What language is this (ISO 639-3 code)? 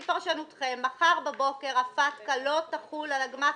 heb